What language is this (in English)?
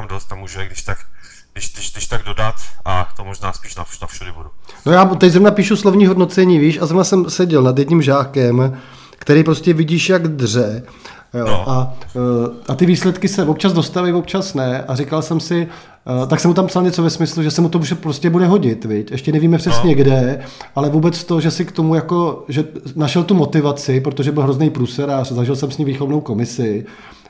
Czech